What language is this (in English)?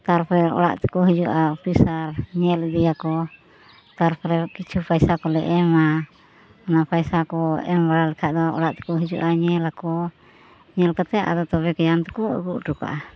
Santali